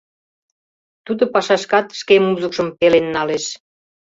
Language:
Mari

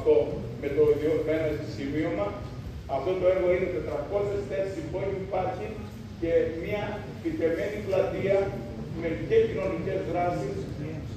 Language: Greek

